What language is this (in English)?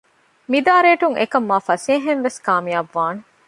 Divehi